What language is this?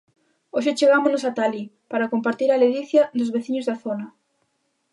Galician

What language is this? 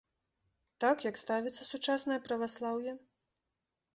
Belarusian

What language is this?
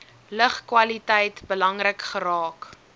Afrikaans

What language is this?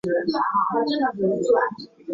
Chinese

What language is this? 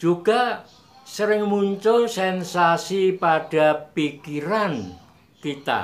Indonesian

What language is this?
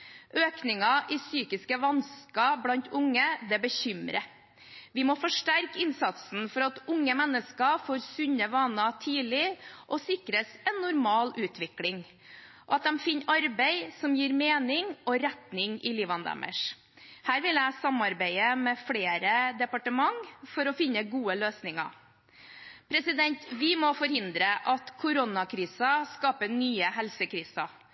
Norwegian Bokmål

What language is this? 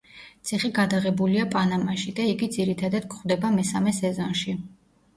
Georgian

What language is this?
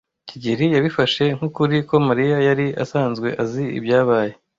Kinyarwanda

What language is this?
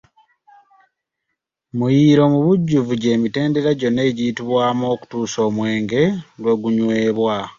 Ganda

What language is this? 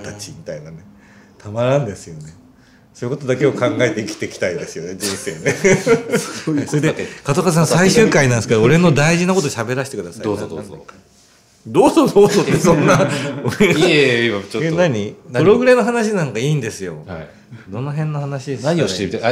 Japanese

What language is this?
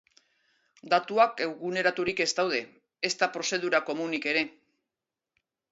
Basque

